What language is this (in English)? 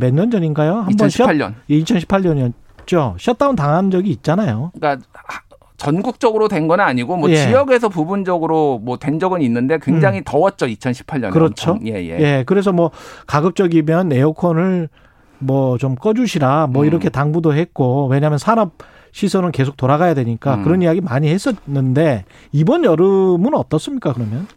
Korean